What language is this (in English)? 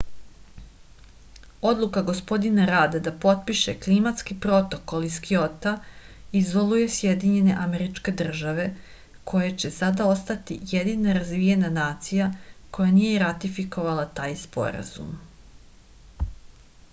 Serbian